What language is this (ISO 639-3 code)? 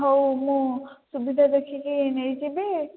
ori